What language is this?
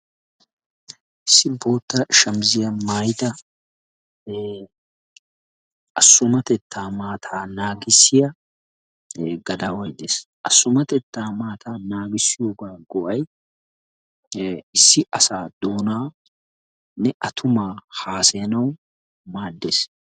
Wolaytta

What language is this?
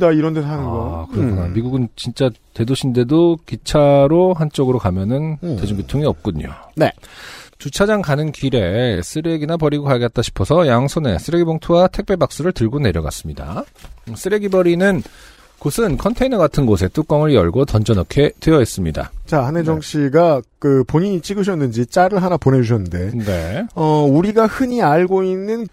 Korean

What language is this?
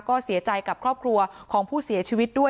Thai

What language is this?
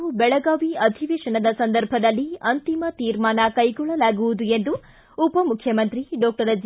Kannada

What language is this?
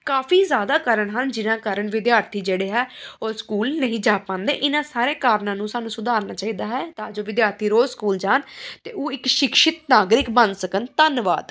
Punjabi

